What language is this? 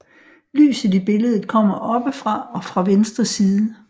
Danish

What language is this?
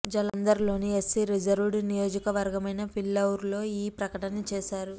Telugu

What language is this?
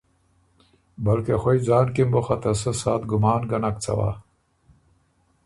Ormuri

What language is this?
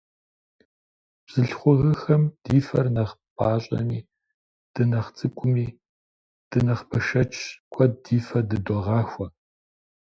Kabardian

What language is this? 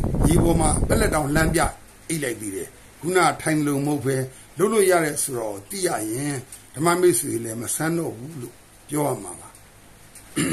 Italian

